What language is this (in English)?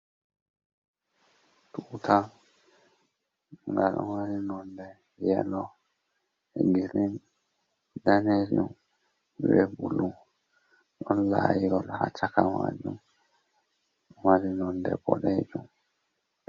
Fula